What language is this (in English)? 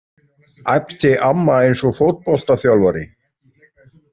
Icelandic